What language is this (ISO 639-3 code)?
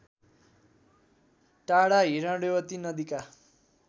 nep